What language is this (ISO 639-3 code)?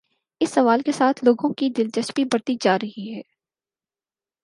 urd